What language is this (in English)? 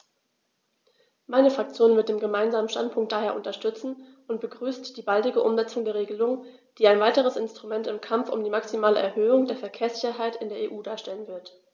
German